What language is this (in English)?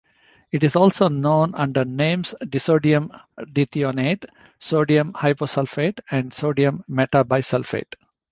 English